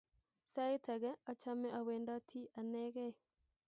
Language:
Kalenjin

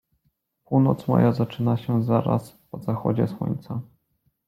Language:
Polish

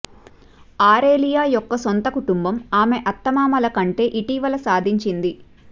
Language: Telugu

